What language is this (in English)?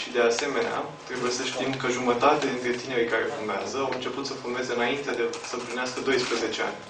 Romanian